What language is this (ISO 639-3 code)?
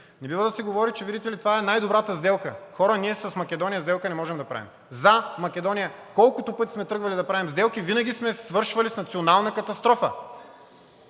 bul